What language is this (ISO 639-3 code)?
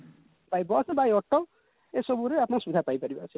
ori